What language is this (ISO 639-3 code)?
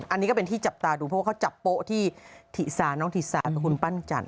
tha